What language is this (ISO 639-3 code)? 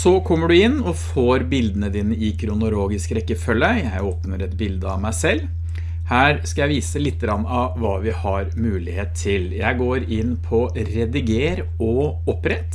nor